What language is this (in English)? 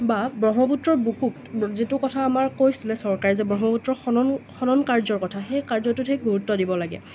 Assamese